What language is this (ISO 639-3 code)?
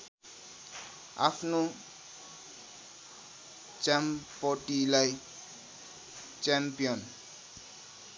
nep